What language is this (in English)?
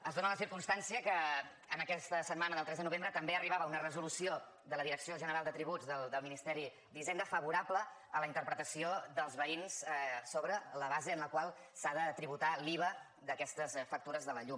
Catalan